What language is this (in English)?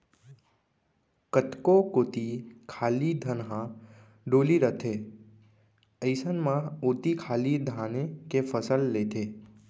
Chhattisgarhi